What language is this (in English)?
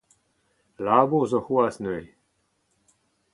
Breton